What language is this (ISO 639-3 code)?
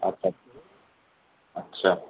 urd